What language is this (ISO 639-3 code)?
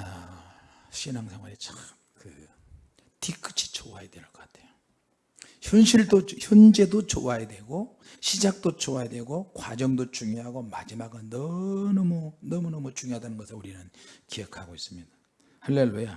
kor